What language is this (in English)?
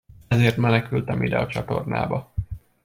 Hungarian